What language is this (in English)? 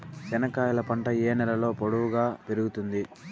Telugu